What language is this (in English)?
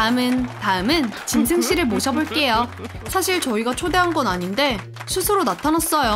Korean